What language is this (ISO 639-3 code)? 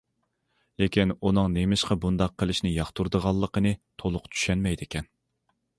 uig